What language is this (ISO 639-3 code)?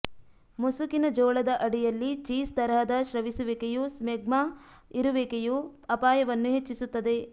kan